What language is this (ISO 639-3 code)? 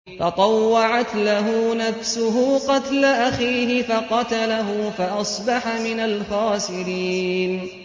ara